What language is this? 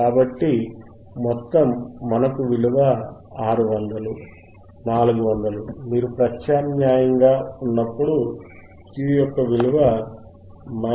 Telugu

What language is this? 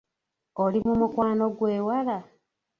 Ganda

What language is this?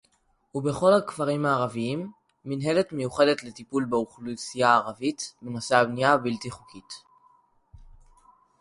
Hebrew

